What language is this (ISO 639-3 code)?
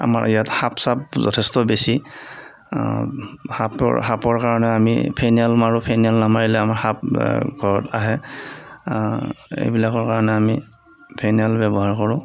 asm